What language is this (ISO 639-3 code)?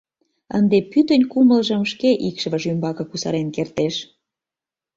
chm